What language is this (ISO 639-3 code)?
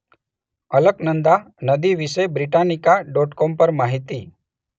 guj